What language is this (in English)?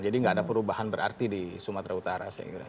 Indonesian